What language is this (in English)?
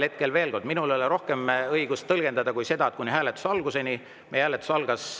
Estonian